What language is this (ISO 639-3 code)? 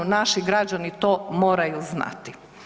hrv